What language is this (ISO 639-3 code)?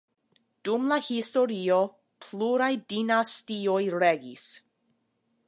epo